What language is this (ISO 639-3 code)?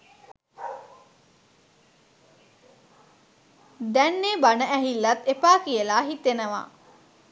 sin